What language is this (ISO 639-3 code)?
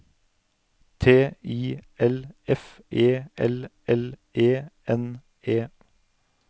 nor